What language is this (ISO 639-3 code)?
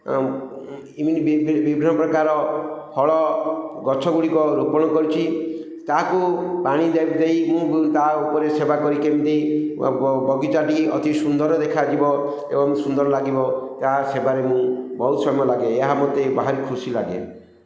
ori